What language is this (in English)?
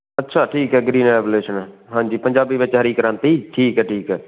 Punjabi